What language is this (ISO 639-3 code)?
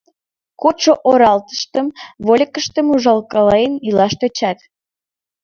chm